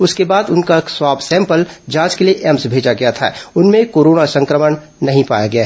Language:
Hindi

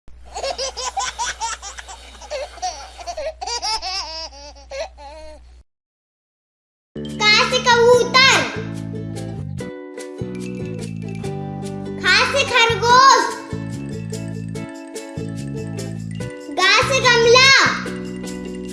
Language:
Hindi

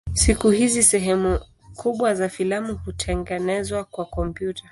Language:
Swahili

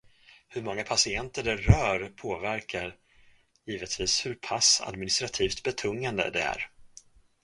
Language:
Swedish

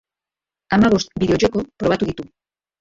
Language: Basque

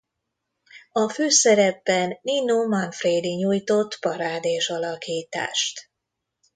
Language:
Hungarian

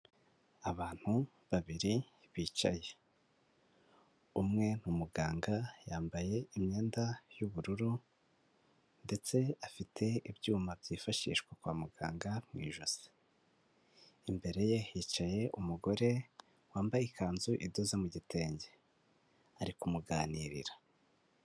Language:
Kinyarwanda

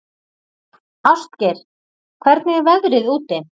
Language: Icelandic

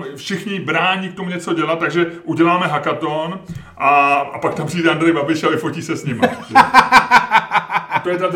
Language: Czech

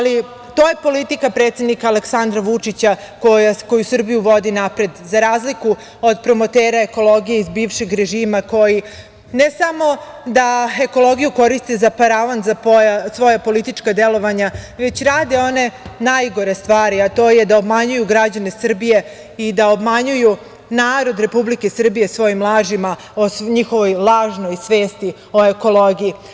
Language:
Serbian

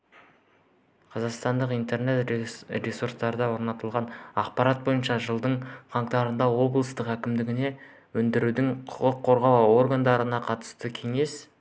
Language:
Kazakh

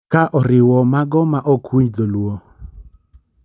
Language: Luo (Kenya and Tanzania)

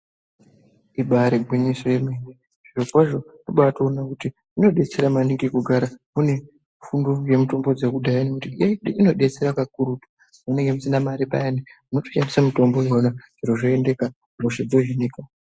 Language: Ndau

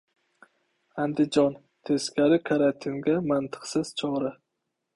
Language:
Uzbek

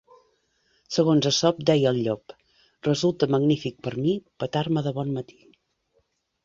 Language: Catalan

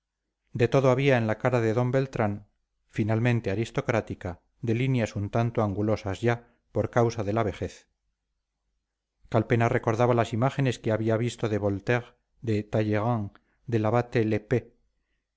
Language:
Spanish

